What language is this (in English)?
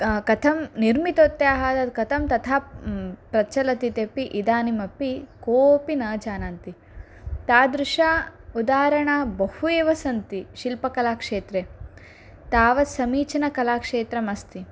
Sanskrit